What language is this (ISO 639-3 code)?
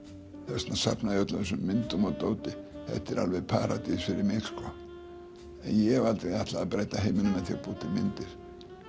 isl